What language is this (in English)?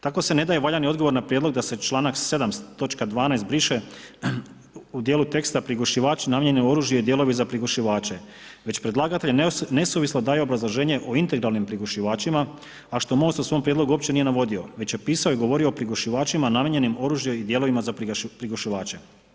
Croatian